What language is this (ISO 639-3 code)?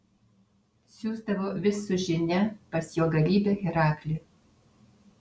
lit